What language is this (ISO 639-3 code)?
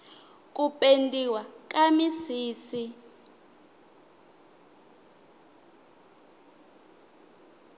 tso